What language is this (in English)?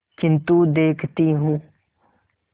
Hindi